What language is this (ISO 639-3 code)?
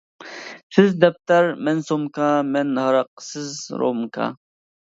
uig